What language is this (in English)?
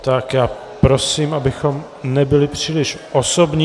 Czech